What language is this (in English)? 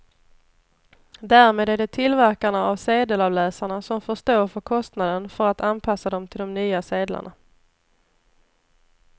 Swedish